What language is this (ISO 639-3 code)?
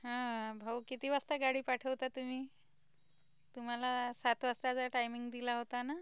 mar